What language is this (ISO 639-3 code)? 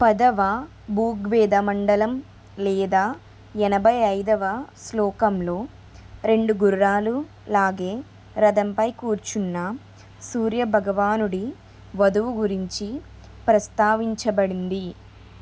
tel